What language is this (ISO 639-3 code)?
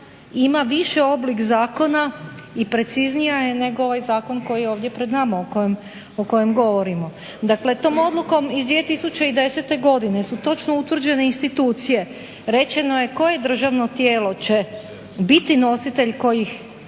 hrv